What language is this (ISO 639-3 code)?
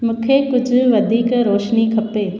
snd